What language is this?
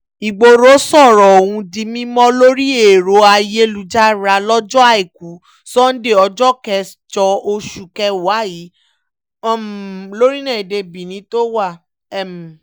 Yoruba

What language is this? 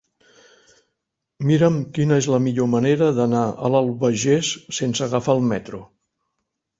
Catalan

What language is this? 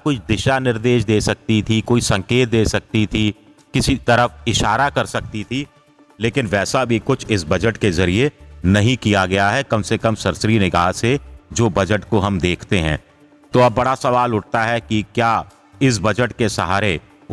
Hindi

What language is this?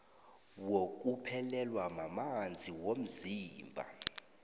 South Ndebele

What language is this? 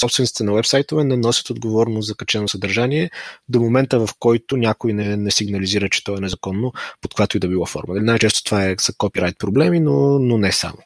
Bulgarian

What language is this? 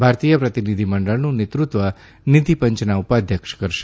Gujarati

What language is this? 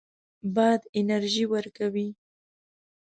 Pashto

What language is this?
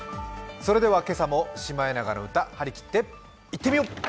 Japanese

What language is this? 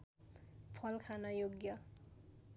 Nepali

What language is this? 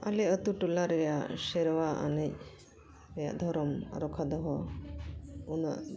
Santali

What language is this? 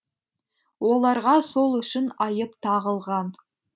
Kazakh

